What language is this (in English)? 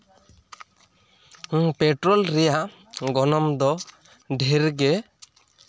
Santali